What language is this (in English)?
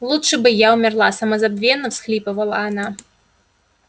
Russian